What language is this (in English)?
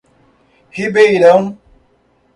Portuguese